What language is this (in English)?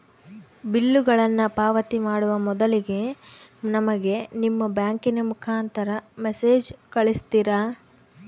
Kannada